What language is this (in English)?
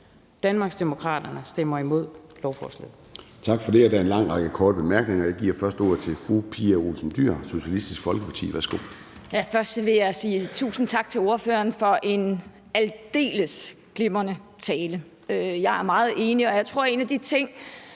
Danish